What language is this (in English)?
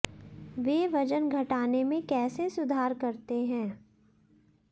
Hindi